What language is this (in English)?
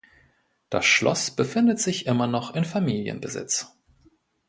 German